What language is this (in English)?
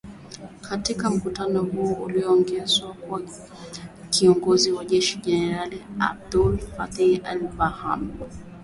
Swahili